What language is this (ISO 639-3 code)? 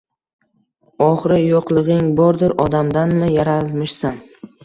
uzb